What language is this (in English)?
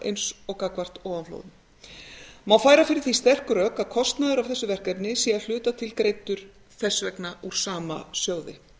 Icelandic